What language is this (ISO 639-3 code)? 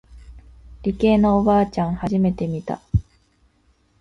jpn